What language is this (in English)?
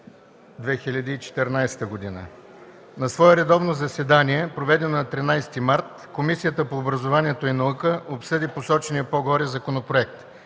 Bulgarian